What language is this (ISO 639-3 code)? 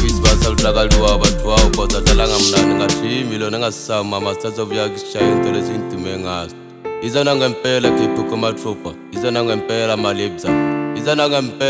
ara